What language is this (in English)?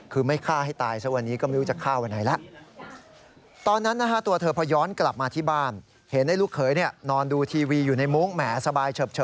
Thai